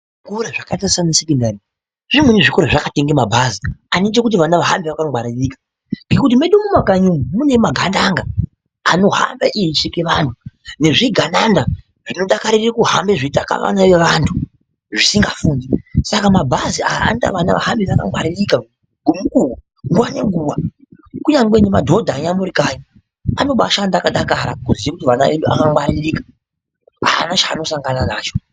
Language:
Ndau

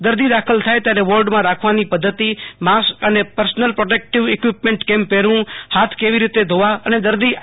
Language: Gujarati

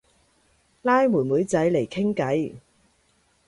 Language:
Cantonese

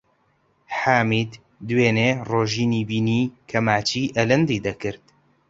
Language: Central Kurdish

